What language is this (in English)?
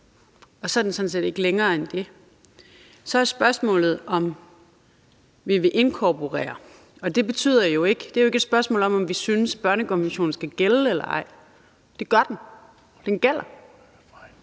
Danish